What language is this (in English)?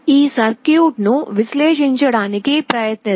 Telugu